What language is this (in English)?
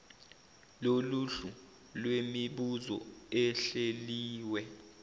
Zulu